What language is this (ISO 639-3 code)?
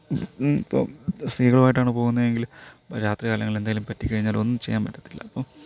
mal